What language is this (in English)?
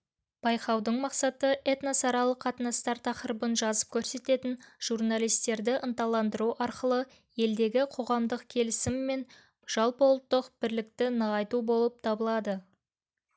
Kazakh